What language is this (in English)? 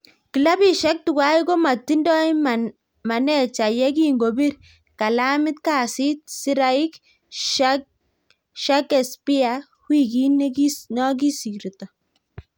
Kalenjin